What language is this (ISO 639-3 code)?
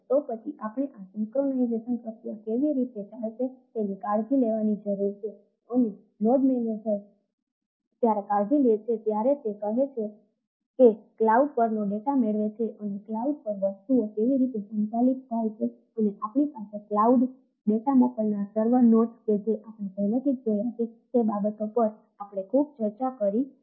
guj